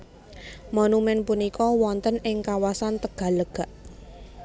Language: Javanese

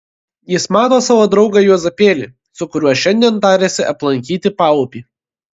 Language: Lithuanian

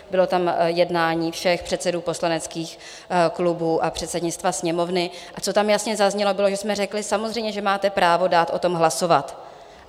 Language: Czech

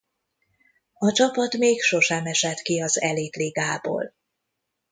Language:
Hungarian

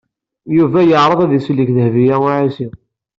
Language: Kabyle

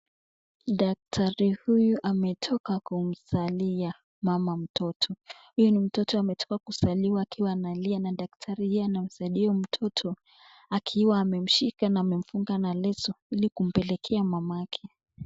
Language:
Swahili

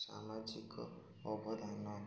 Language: Odia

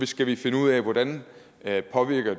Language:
Danish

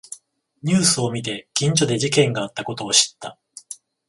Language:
Japanese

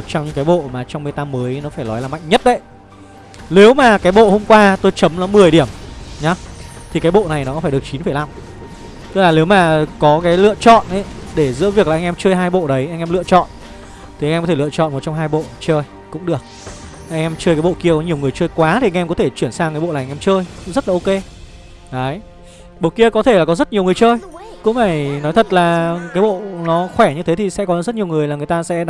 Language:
Vietnamese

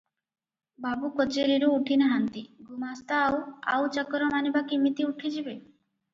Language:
Odia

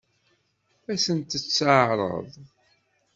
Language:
Kabyle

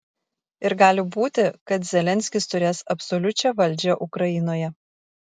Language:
Lithuanian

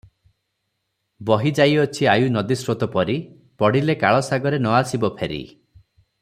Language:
Odia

